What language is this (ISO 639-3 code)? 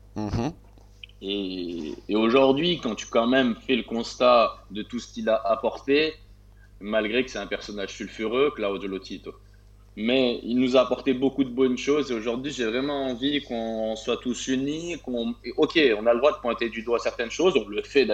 fra